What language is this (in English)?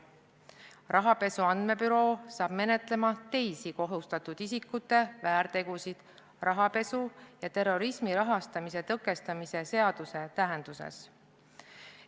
Estonian